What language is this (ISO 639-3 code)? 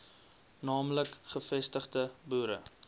afr